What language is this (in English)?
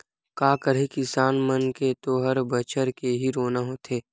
Chhattisgarhi